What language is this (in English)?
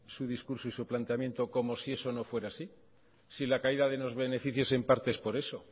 Spanish